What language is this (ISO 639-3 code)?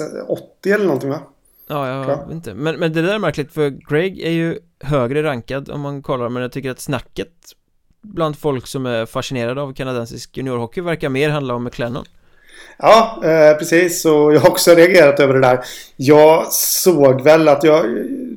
swe